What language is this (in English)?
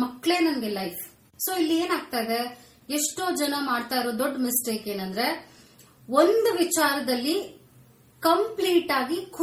Kannada